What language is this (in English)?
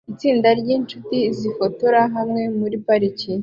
Kinyarwanda